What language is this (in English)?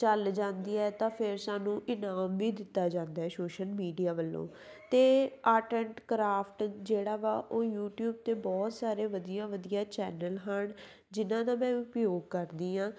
Punjabi